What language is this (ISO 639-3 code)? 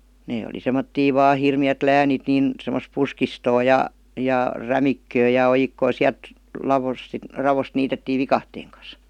fin